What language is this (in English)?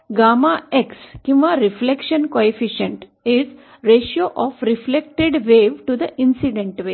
Marathi